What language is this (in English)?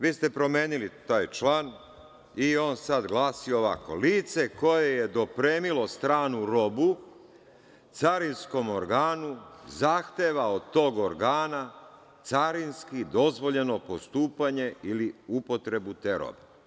Serbian